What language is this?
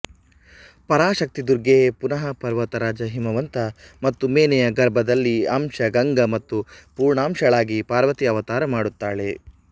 Kannada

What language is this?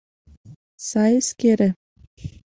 Mari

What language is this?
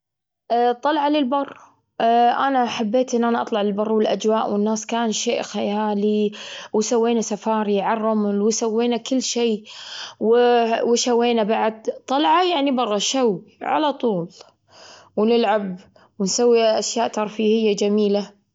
Gulf Arabic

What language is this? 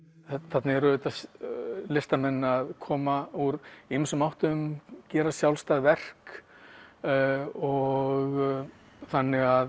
Icelandic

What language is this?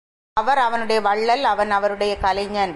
Tamil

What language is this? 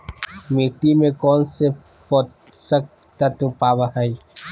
Magahi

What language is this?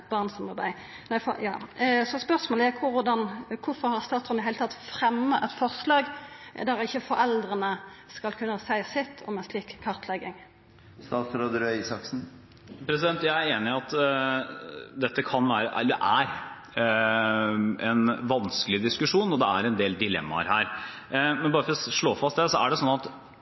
Norwegian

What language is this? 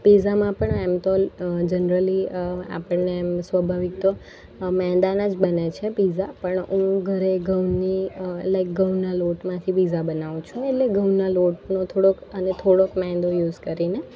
Gujarati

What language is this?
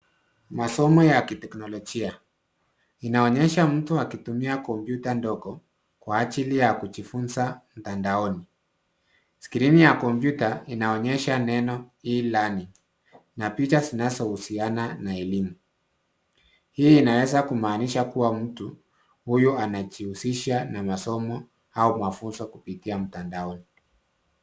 Swahili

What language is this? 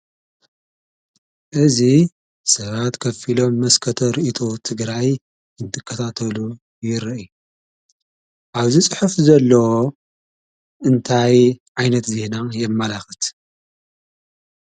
Tigrinya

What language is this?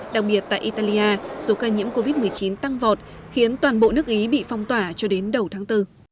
Vietnamese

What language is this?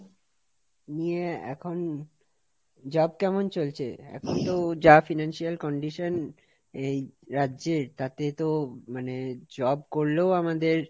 Bangla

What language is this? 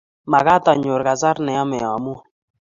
Kalenjin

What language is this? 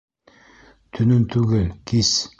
Bashkir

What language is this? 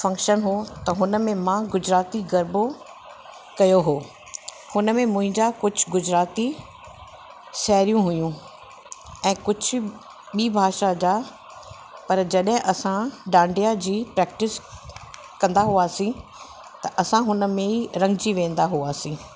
Sindhi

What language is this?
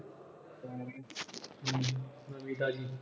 Punjabi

